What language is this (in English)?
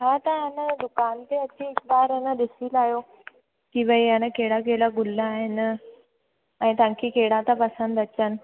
Sindhi